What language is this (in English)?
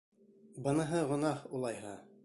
Bashkir